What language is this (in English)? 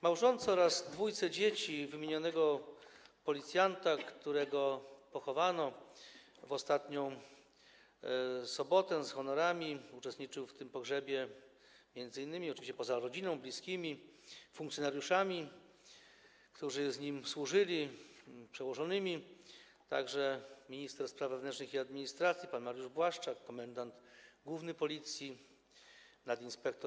Polish